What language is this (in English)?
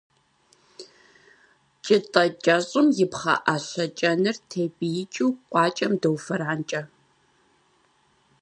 Kabardian